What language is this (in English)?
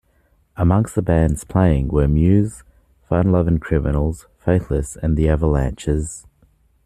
English